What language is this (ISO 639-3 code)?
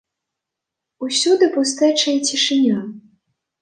bel